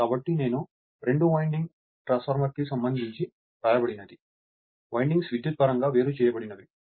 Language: Telugu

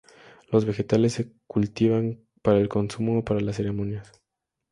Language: Spanish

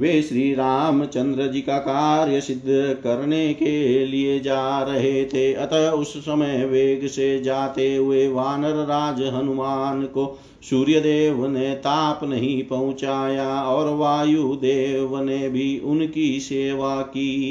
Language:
Hindi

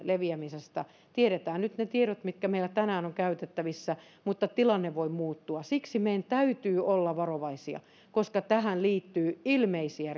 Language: Finnish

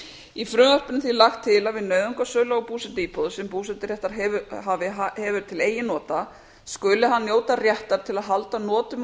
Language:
Icelandic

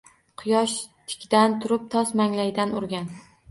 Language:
Uzbek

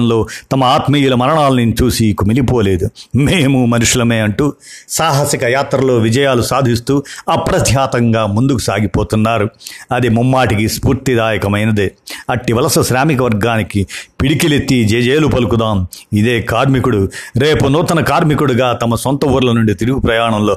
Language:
Telugu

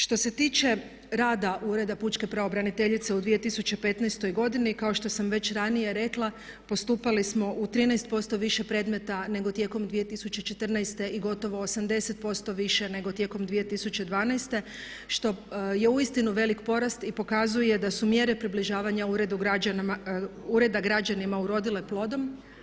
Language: Croatian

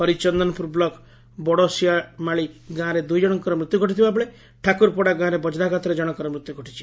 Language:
Odia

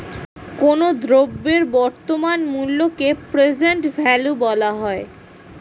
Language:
Bangla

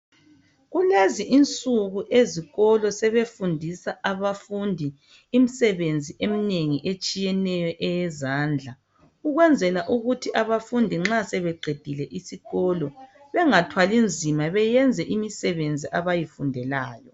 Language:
North Ndebele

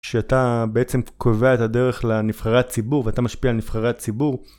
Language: Hebrew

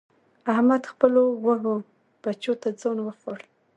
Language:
Pashto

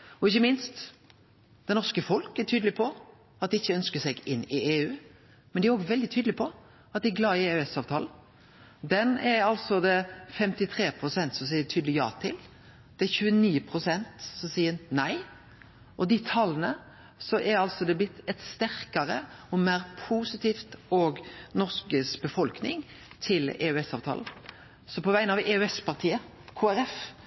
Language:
Norwegian Nynorsk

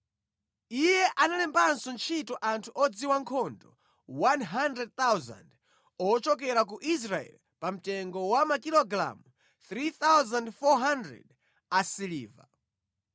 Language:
Nyanja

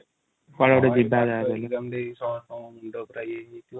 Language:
Odia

